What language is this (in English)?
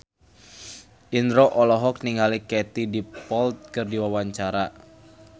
Sundanese